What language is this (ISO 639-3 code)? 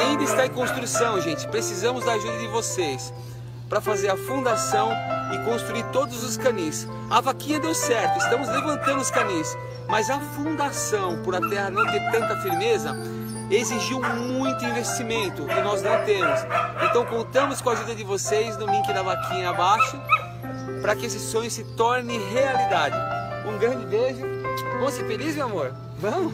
por